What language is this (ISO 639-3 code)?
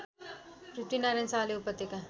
nep